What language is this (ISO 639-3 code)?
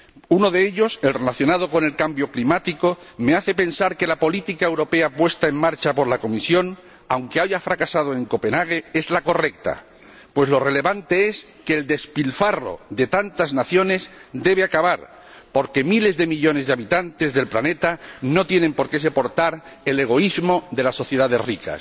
spa